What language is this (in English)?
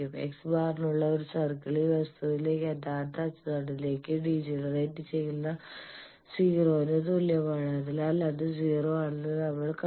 Malayalam